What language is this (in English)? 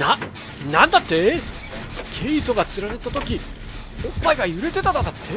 Japanese